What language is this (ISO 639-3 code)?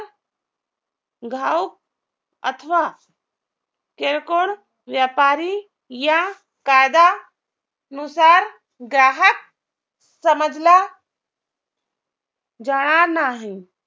mar